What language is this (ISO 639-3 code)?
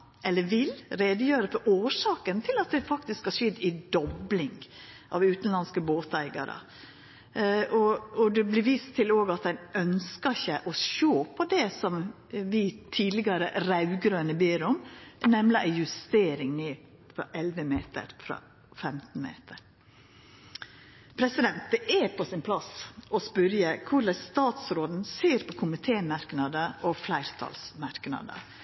nno